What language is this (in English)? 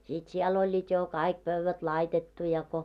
Finnish